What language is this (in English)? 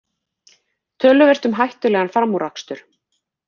Icelandic